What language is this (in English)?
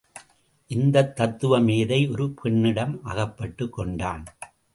Tamil